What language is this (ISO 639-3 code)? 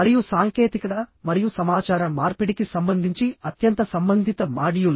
tel